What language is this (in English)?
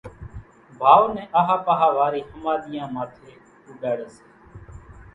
Kachi Koli